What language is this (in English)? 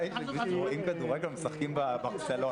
Hebrew